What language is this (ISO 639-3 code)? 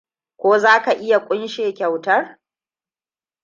hau